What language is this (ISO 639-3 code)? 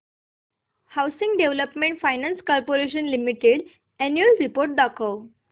mar